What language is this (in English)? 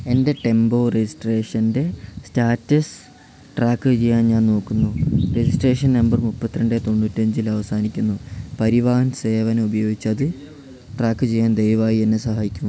Malayalam